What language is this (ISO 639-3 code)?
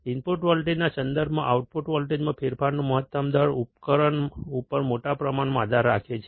guj